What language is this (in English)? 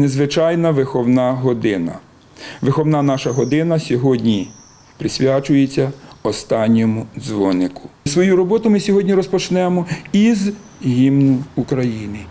Ukrainian